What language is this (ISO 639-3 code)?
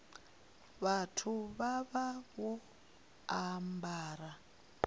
ven